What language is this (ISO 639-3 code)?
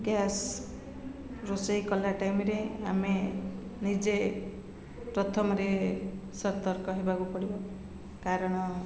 ori